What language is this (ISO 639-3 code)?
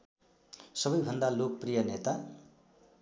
nep